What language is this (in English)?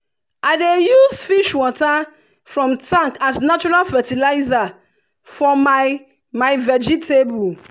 Nigerian Pidgin